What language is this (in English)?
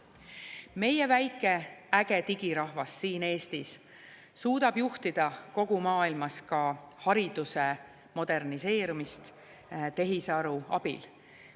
Estonian